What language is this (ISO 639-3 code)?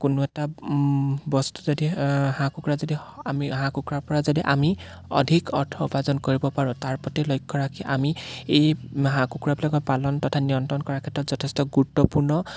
asm